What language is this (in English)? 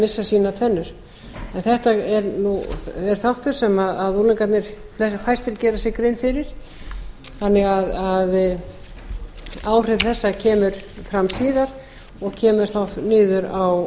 Icelandic